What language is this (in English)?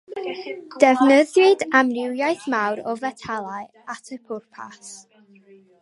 Welsh